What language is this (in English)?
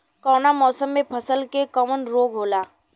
Bhojpuri